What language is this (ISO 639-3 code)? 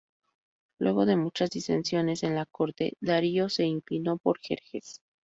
spa